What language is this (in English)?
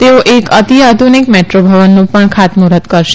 Gujarati